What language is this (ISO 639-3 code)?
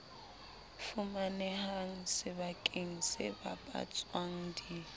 sot